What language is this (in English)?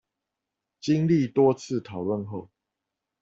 Chinese